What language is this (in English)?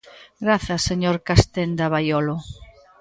Galician